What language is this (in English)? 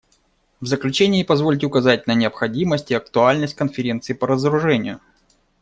Russian